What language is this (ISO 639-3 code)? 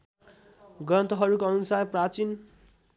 nep